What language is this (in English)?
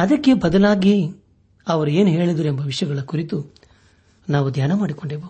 Kannada